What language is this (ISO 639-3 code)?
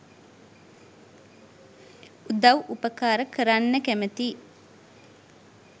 sin